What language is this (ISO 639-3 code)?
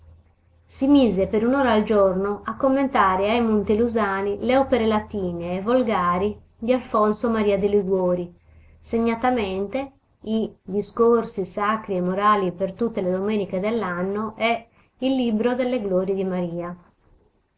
ita